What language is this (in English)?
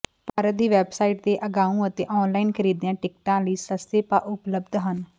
Punjabi